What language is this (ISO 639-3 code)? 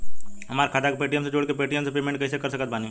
bho